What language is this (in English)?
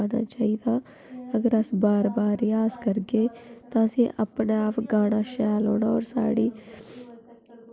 Dogri